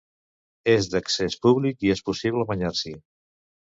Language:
Catalan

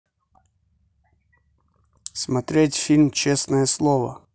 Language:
Russian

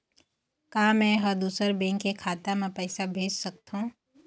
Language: Chhattisgarhi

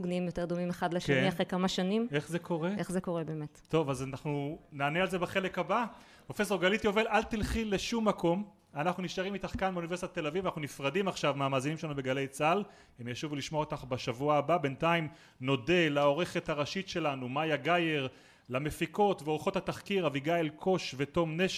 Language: Hebrew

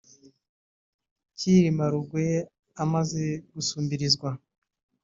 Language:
Kinyarwanda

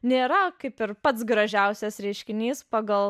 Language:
Lithuanian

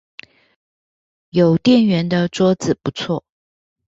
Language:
Chinese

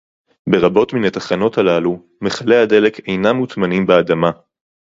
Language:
Hebrew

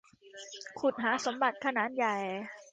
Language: Thai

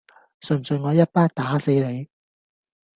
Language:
Cantonese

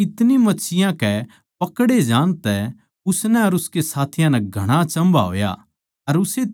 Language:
Haryanvi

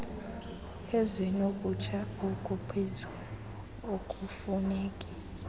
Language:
Xhosa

